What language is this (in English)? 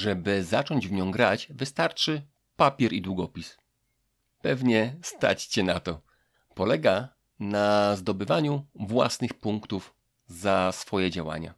Polish